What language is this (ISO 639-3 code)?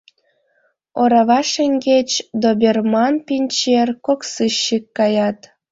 chm